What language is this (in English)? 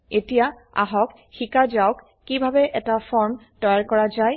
Assamese